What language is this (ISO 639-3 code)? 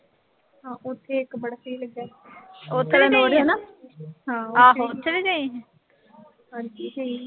pan